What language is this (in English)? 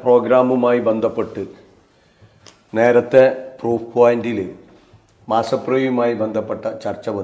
Arabic